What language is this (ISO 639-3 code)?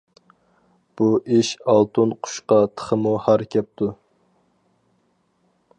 uig